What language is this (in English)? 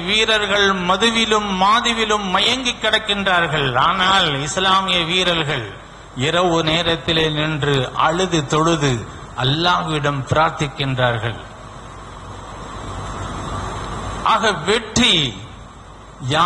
Arabic